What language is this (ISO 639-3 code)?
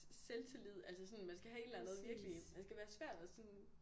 dan